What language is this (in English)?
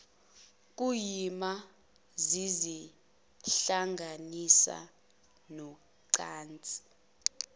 Zulu